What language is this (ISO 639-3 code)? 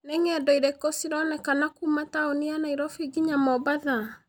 kik